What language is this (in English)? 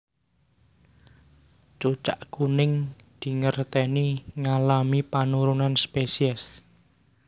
Javanese